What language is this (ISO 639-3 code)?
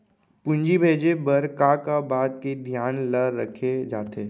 hne